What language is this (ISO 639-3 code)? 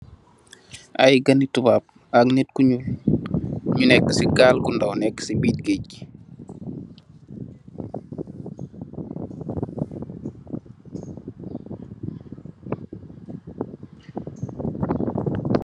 wol